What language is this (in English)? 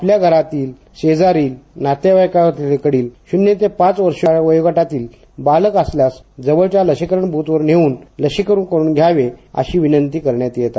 Marathi